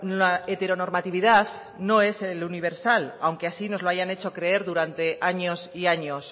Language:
Spanish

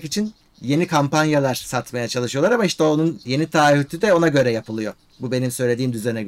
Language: Turkish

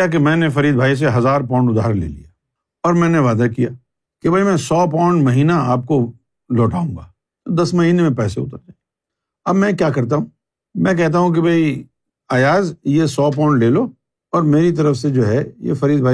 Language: Urdu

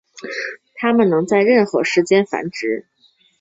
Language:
Chinese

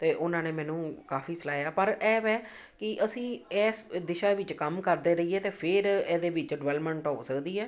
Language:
Punjabi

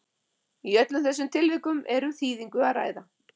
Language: Icelandic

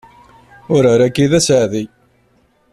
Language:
Kabyle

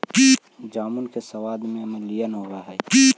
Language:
Magahi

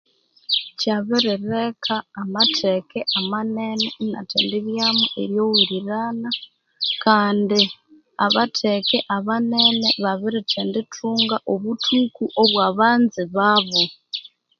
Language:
Konzo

